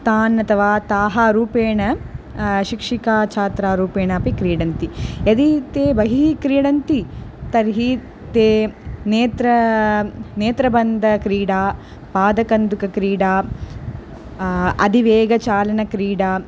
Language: Sanskrit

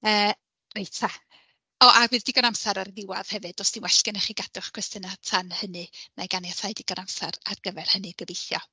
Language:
Welsh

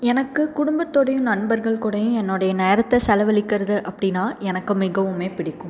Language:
Tamil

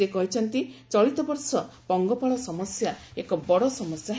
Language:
Odia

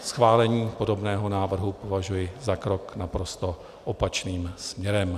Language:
Czech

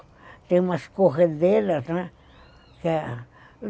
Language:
Portuguese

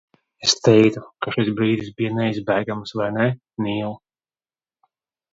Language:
Latvian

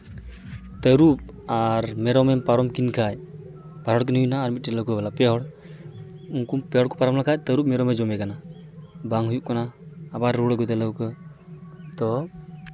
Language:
Santali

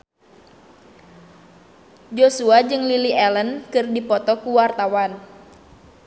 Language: Sundanese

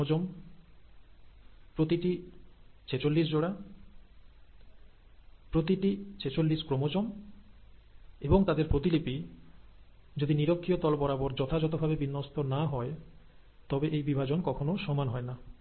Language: Bangla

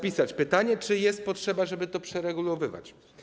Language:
Polish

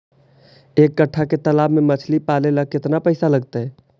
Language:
Magahi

